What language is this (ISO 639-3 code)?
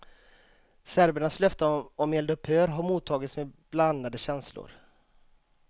swe